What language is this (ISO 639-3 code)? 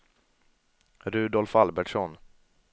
swe